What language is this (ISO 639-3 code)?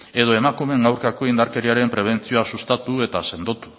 eus